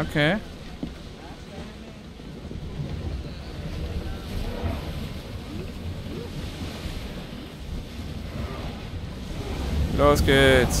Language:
German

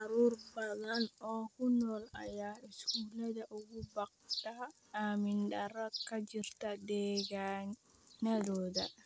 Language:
Somali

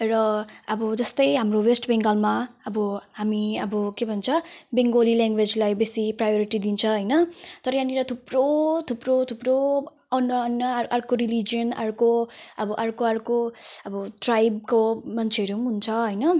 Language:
Nepali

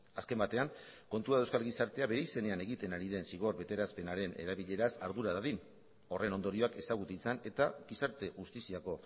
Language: Basque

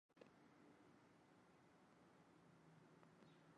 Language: Bangla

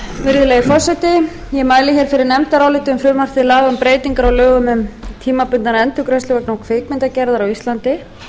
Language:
Icelandic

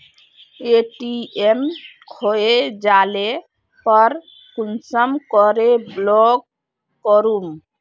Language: Magahi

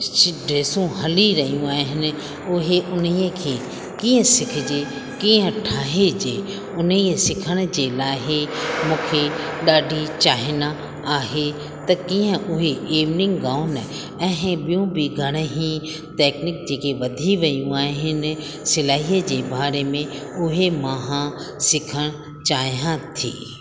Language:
Sindhi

